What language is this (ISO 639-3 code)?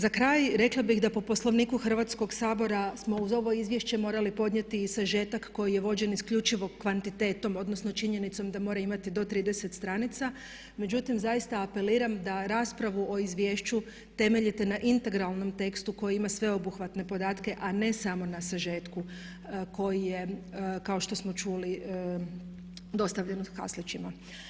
hrv